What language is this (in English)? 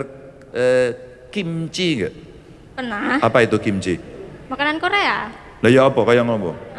Indonesian